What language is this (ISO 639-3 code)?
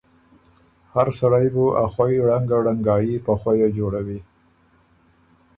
oru